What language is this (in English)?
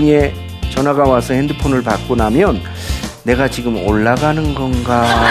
Korean